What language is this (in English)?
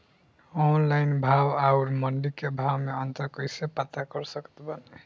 Bhojpuri